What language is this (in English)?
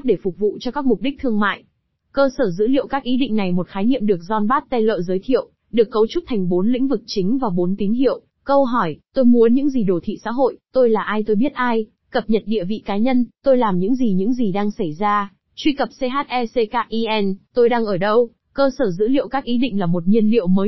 Vietnamese